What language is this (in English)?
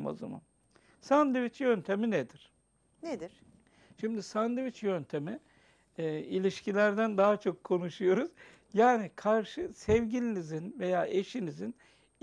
Turkish